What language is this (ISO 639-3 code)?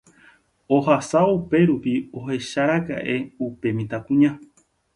grn